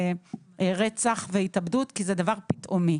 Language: Hebrew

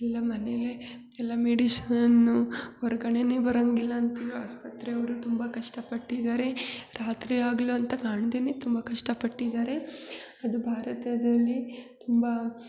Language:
Kannada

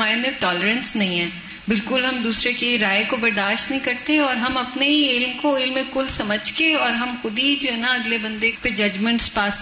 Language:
Urdu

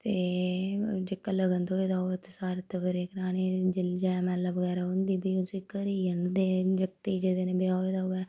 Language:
Dogri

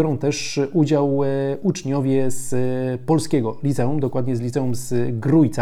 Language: Polish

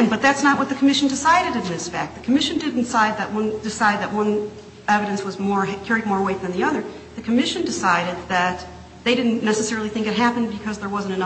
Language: English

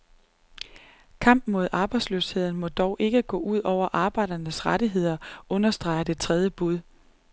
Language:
Danish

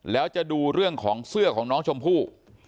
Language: Thai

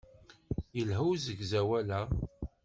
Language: Kabyle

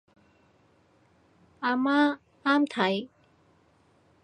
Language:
Cantonese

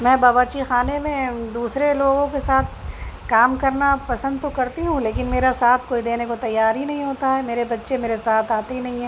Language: Urdu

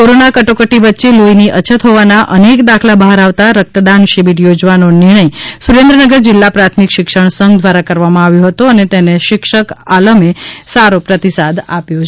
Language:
Gujarati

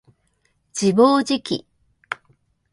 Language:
Japanese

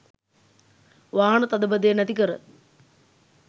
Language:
Sinhala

